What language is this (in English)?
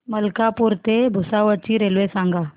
Marathi